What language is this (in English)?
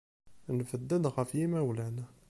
Kabyle